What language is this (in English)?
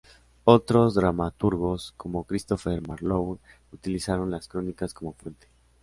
Spanish